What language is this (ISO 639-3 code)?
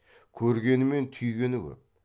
kaz